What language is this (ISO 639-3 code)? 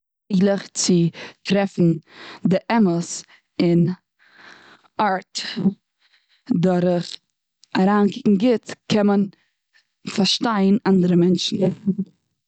yid